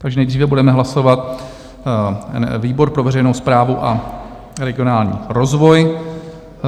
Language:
Czech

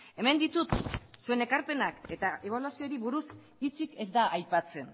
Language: Basque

